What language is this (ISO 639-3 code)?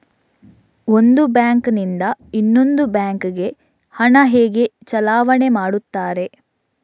kan